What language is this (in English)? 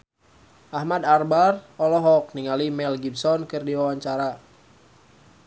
Sundanese